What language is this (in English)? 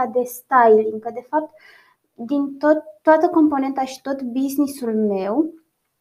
Romanian